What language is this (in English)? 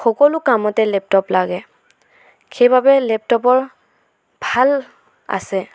Assamese